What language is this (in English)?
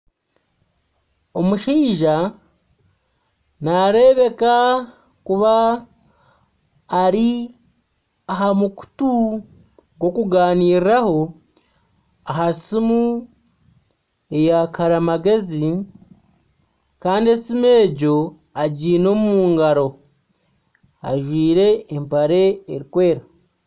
Nyankole